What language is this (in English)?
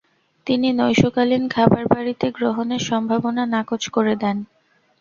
Bangla